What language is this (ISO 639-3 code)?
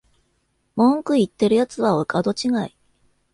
jpn